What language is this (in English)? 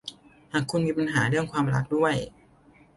Thai